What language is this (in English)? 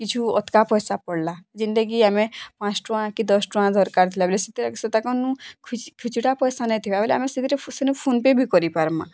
Odia